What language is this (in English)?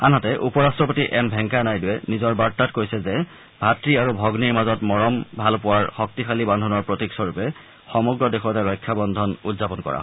Assamese